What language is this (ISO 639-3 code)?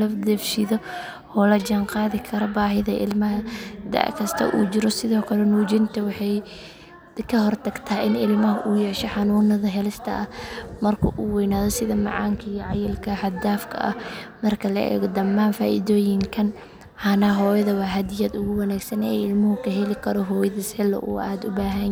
som